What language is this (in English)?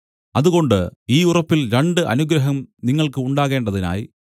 Malayalam